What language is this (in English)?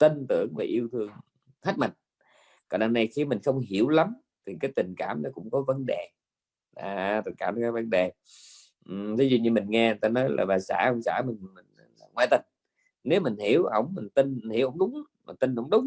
Vietnamese